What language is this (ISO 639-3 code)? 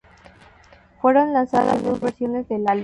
spa